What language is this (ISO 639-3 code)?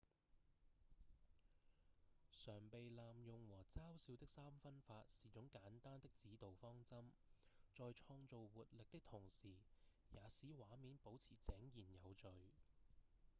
yue